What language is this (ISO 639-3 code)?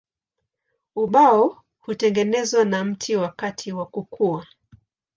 swa